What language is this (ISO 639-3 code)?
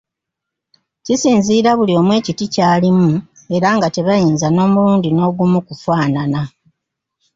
lug